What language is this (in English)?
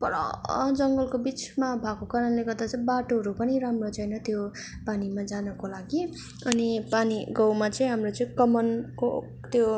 Nepali